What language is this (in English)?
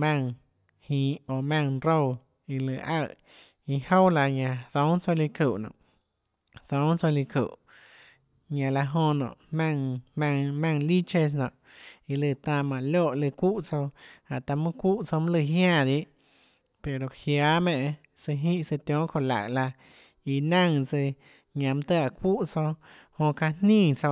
Tlacoatzintepec Chinantec